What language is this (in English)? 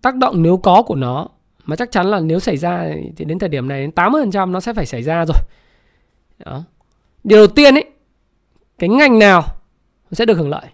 Vietnamese